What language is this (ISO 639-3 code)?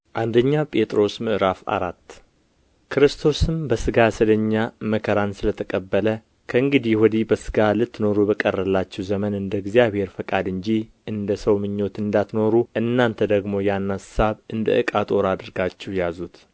amh